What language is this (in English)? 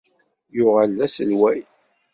Kabyle